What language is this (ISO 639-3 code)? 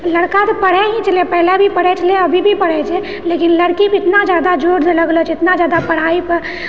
mai